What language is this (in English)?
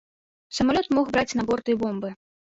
Belarusian